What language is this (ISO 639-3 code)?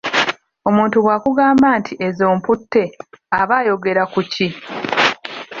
lug